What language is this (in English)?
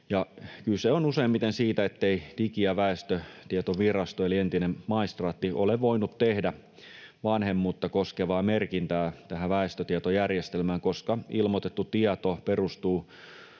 Finnish